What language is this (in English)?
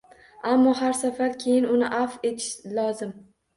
Uzbek